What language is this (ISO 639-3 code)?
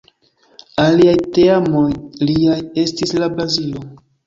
epo